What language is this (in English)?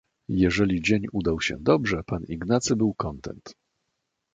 Polish